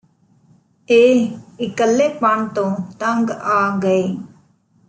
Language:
Punjabi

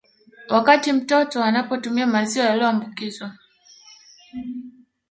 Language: Swahili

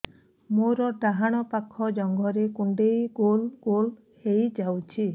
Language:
Odia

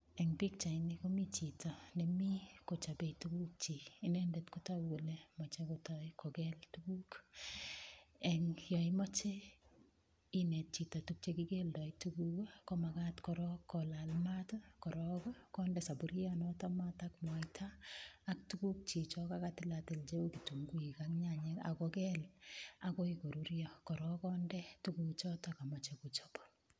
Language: Kalenjin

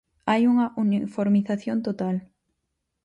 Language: Galician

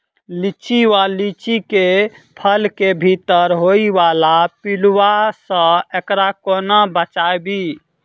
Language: Maithili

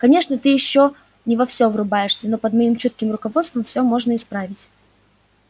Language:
Russian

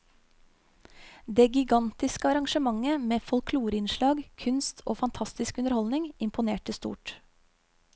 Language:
Norwegian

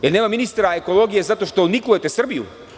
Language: Serbian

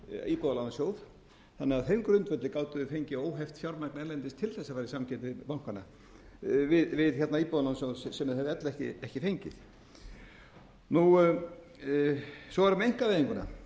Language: Icelandic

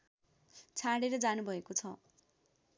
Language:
Nepali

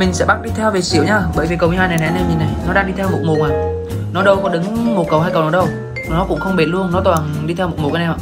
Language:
Vietnamese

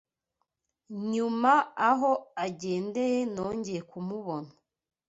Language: Kinyarwanda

